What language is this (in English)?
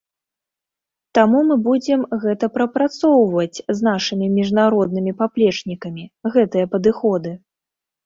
Belarusian